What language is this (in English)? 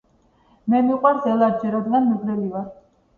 Georgian